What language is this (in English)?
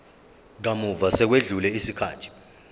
Zulu